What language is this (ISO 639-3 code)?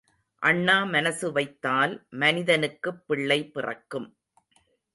tam